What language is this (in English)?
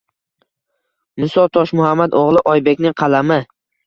Uzbek